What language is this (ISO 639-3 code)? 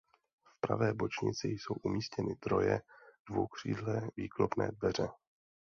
ces